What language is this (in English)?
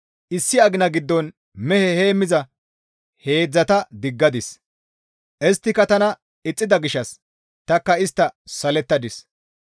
Gamo